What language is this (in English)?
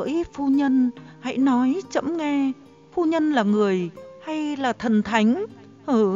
Vietnamese